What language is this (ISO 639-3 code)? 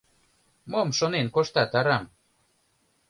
chm